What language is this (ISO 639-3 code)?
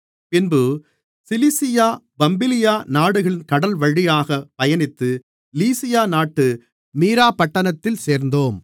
tam